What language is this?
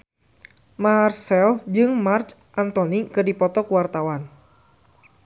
Sundanese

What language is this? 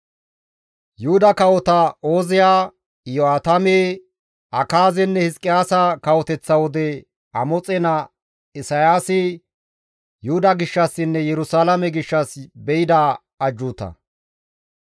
Gamo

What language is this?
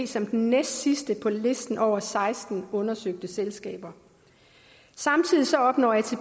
Danish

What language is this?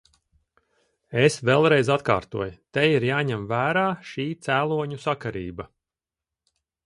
Latvian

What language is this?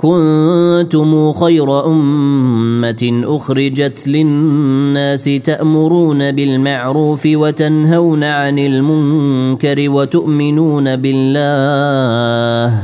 Arabic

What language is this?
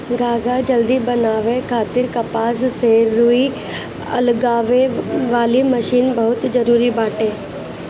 Bhojpuri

